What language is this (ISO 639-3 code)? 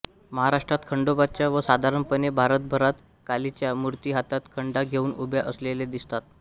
mar